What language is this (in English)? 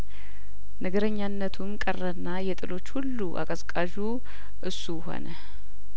Amharic